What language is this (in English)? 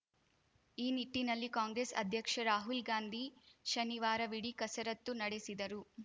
Kannada